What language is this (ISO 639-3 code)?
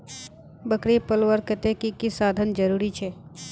mag